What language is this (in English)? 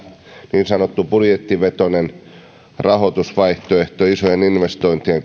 Finnish